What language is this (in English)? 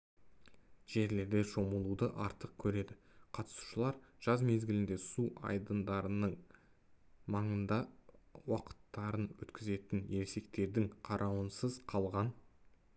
Kazakh